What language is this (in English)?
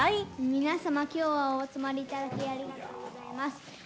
Japanese